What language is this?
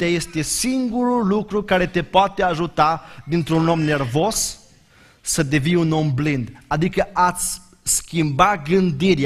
Romanian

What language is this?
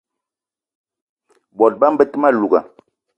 Eton (Cameroon)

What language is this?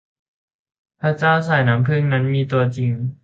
Thai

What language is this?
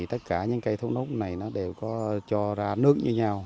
Vietnamese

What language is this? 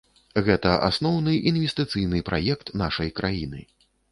Belarusian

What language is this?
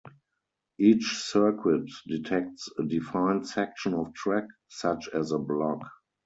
English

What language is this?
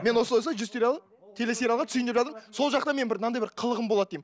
Kazakh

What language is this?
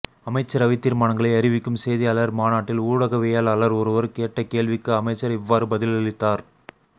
Tamil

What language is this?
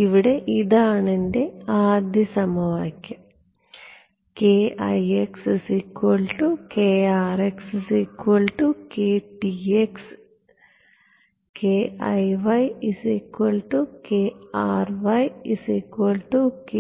Malayalam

